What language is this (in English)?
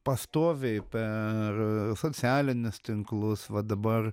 Lithuanian